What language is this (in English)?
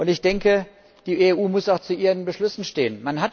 German